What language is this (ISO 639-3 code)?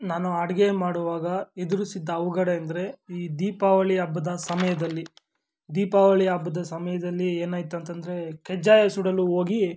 kan